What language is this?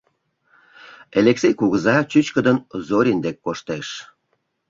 Mari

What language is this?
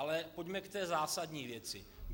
Czech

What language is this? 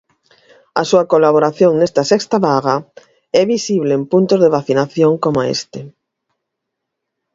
Galician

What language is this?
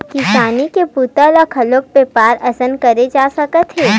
Chhattisgarhi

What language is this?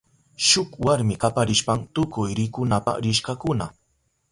Southern Pastaza Quechua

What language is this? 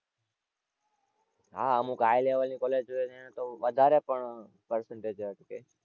Gujarati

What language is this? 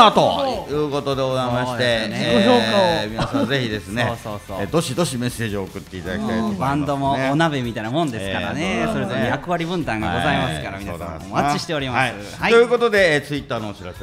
Japanese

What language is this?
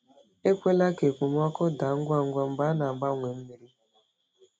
Igbo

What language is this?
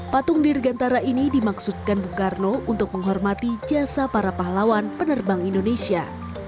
Indonesian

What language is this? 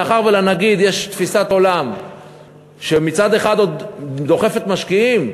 Hebrew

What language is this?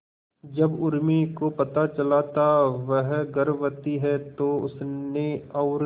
Hindi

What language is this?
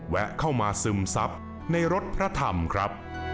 Thai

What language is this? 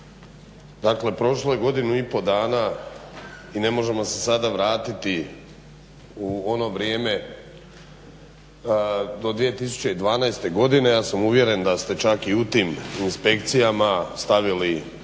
Croatian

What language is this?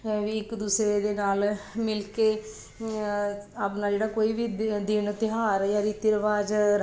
Punjabi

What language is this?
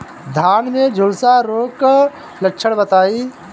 Bhojpuri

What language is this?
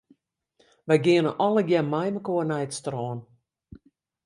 Western Frisian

